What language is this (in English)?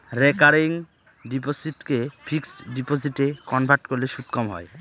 Bangla